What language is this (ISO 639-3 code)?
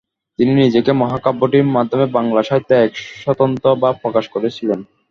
ben